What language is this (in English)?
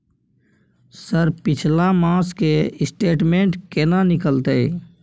Maithili